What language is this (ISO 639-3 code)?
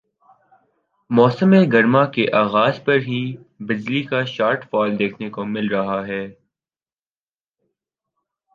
urd